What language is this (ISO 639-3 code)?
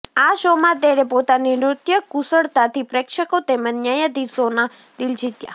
guj